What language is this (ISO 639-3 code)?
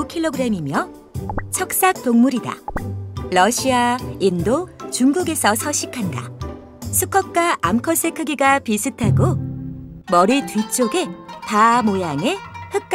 kor